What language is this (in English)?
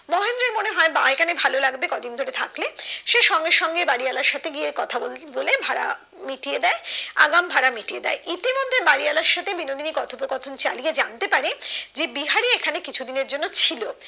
Bangla